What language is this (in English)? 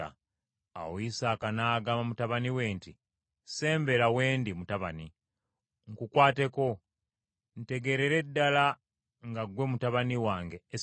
Ganda